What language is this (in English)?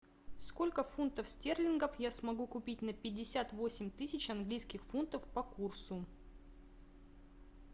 Russian